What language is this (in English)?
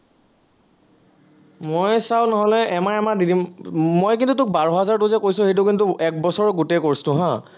Assamese